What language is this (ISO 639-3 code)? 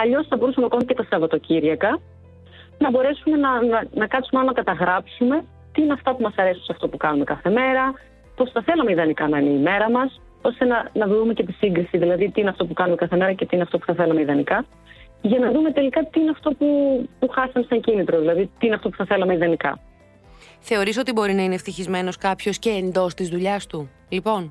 ell